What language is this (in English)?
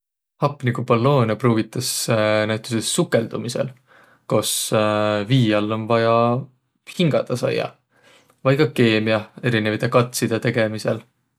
Võro